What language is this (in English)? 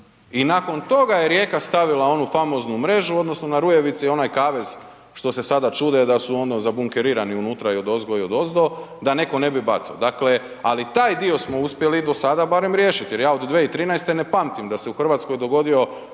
Croatian